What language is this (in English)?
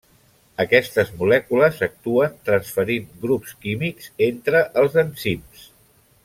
Catalan